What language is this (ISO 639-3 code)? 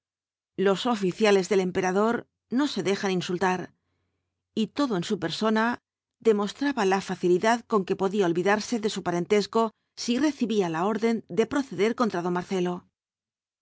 spa